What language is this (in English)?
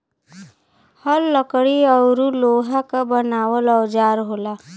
Bhojpuri